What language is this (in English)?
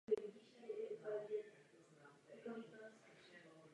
Czech